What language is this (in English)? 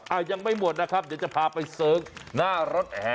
Thai